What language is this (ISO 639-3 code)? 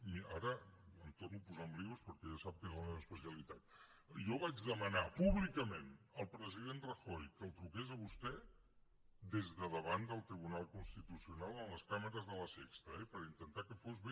cat